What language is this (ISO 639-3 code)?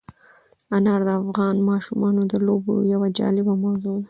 pus